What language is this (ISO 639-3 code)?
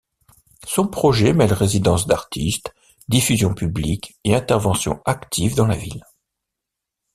fra